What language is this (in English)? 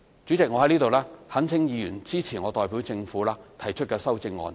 Cantonese